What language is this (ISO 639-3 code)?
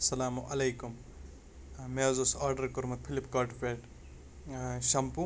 kas